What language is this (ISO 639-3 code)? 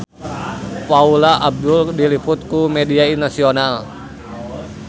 sun